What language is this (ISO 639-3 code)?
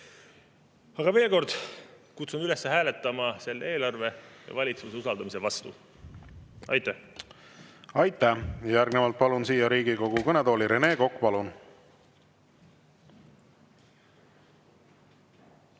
est